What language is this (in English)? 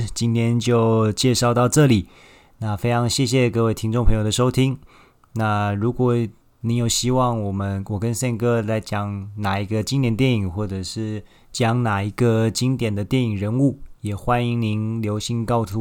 Chinese